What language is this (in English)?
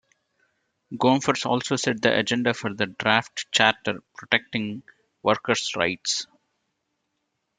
English